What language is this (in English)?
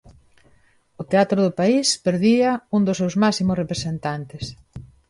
Galician